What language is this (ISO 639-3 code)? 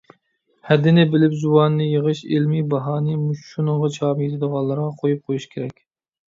uig